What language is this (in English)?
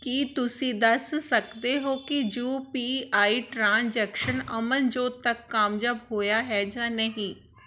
Punjabi